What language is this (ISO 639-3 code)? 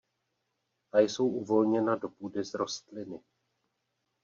ces